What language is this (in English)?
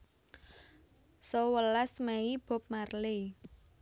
Javanese